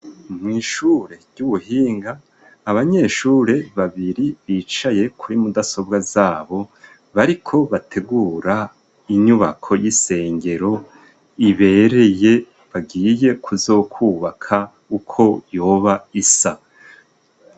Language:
Rundi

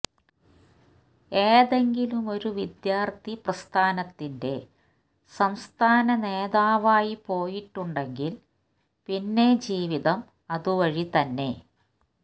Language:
Malayalam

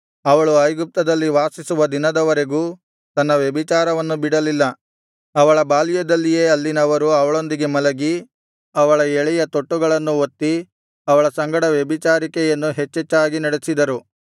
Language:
Kannada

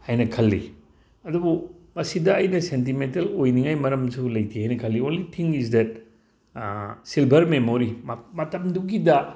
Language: Manipuri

